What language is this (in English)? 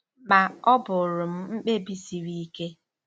Igbo